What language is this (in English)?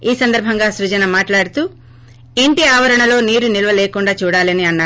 Telugu